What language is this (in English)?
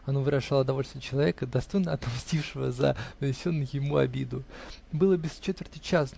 Russian